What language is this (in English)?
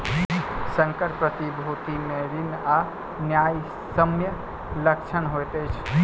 Maithili